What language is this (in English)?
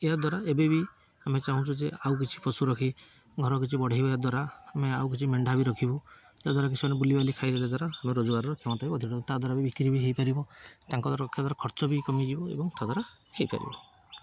Odia